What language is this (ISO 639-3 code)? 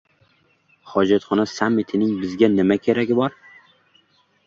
uzb